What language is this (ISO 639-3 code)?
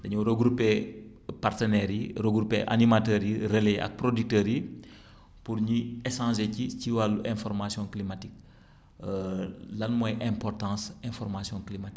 wol